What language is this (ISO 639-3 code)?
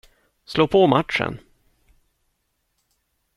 swe